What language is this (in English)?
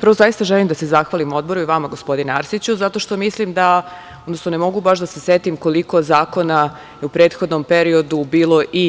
Serbian